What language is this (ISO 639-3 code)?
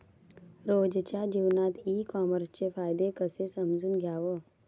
mar